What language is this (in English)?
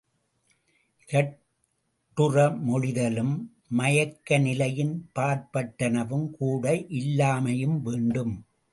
Tamil